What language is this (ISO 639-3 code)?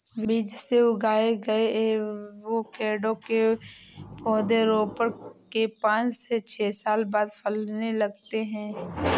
hin